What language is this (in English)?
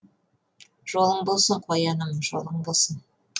Kazakh